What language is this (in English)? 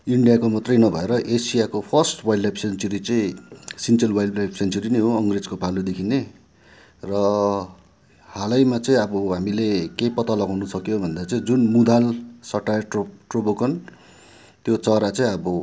Nepali